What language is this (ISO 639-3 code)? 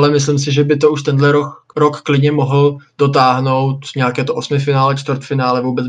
ces